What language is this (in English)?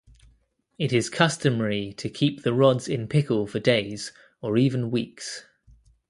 English